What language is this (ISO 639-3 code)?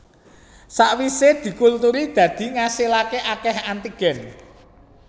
jav